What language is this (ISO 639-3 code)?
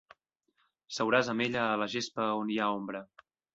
cat